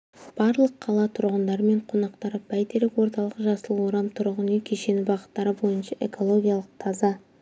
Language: Kazakh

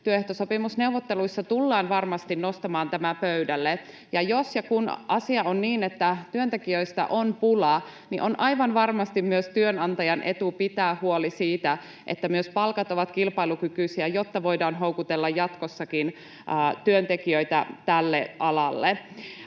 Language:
Finnish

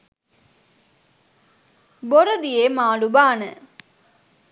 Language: Sinhala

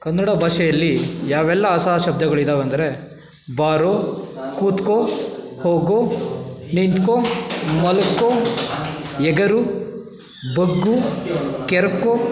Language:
Kannada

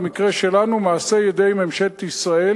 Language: Hebrew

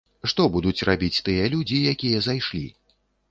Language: Belarusian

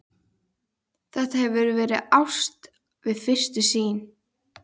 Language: Icelandic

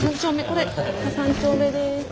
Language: Japanese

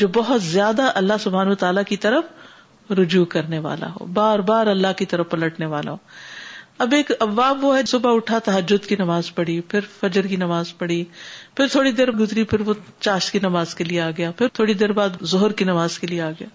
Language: Urdu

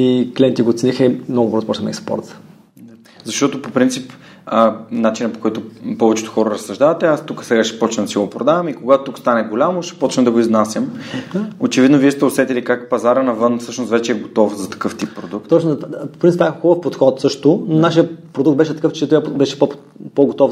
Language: Bulgarian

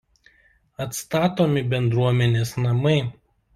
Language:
Lithuanian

